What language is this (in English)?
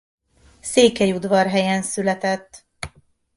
Hungarian